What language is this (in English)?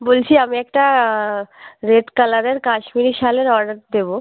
Bangla